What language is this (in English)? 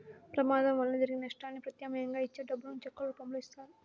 Telugu